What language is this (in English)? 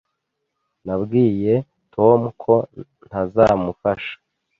Kinyarwanda